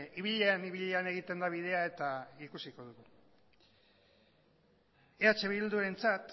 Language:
Basque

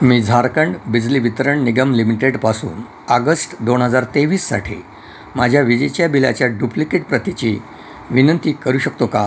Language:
Marathi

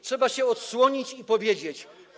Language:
Polish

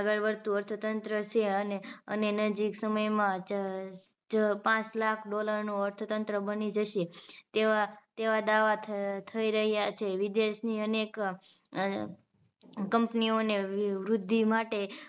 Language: Gujarati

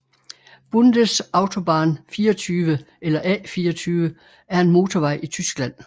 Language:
Danish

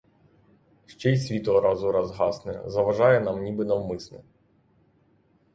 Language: Ukrainian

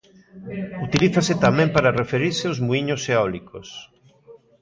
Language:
Galician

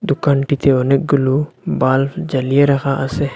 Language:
Bangla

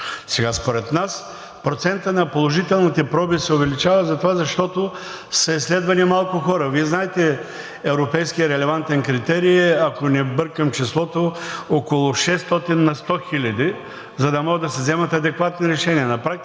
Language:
Bulgarian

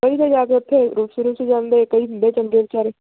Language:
Punjabi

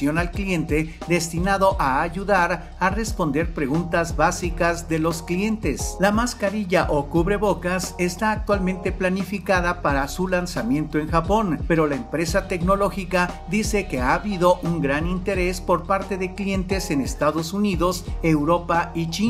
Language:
Spanish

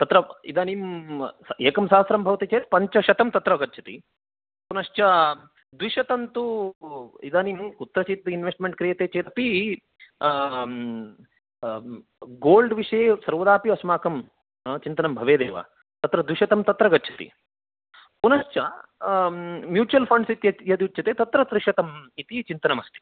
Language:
Sanskrit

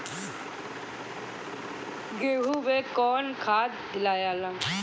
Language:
Bhojpuri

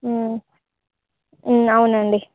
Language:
Telugu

